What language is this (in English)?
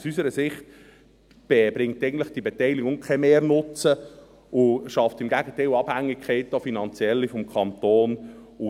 Swiss German